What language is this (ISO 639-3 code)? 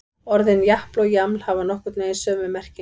isl